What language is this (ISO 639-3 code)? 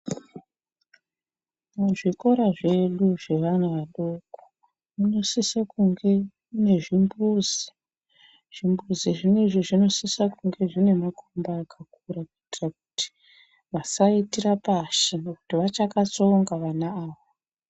ndc